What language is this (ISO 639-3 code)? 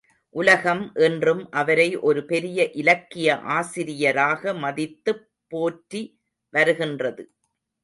tam